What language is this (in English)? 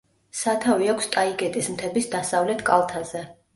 Georgian